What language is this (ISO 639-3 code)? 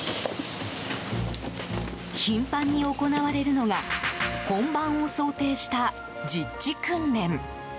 jpn